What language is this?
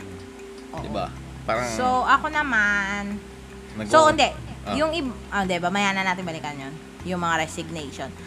Filipino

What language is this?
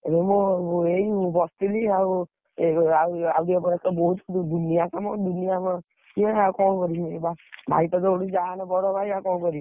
Odia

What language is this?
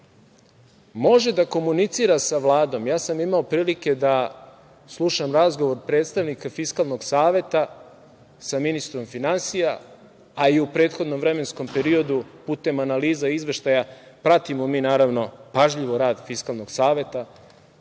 Serbian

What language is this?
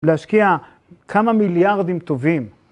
Hebrew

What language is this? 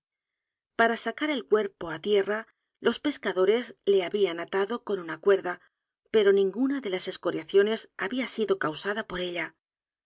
Spanish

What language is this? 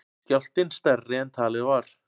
Icelandic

